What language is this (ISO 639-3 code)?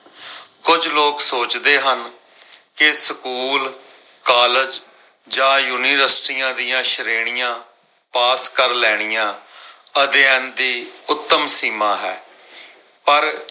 pan